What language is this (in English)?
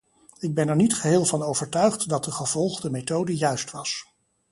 Dutch